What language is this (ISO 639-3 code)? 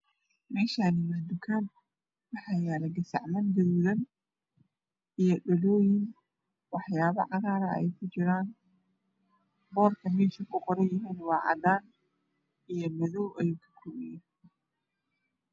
som